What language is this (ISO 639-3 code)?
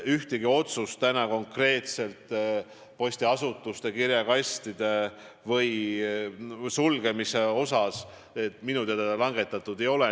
est